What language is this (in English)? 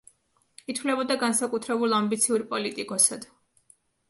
Georgian